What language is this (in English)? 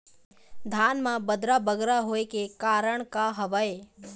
Chhattisgarhi